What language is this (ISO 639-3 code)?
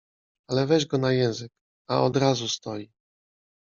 pol